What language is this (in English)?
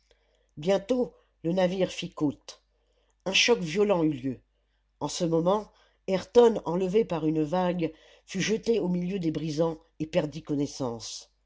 French